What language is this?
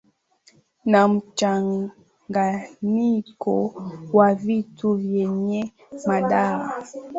Swahili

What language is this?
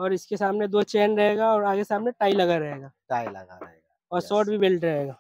Hindi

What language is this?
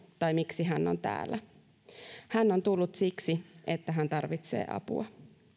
Finnish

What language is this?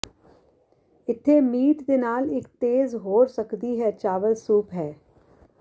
Punjabi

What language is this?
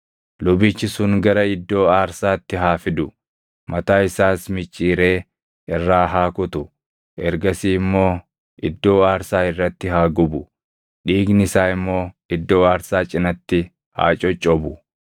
Oromo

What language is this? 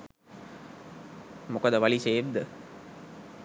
Sinhala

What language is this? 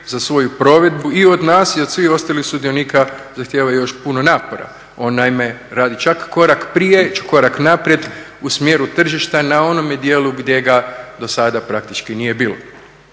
Croatian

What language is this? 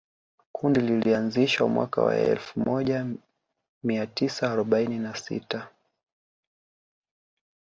Swahili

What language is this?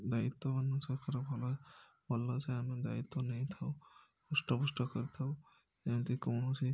Odia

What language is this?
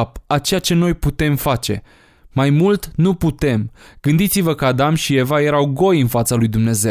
Romanian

